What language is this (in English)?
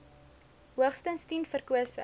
Afrikaans